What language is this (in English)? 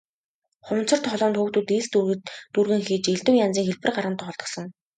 Mongolian